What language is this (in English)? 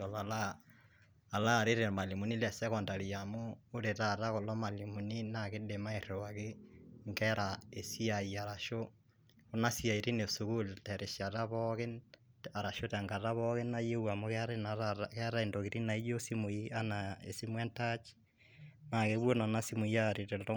Masai